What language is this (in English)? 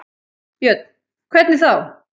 Icelandic